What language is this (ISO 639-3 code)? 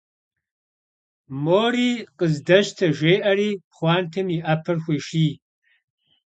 kbd